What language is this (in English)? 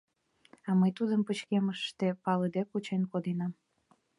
Mari